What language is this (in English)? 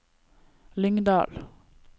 Norwegian